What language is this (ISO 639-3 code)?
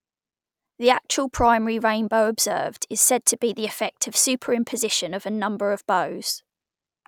eng